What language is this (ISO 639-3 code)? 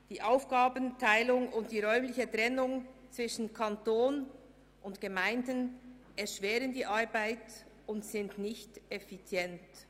gsw